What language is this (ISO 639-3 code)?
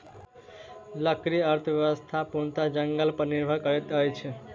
mai